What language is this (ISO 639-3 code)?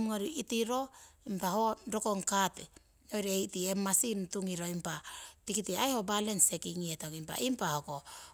siw